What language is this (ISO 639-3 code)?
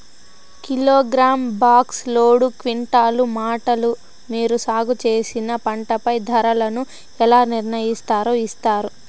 tel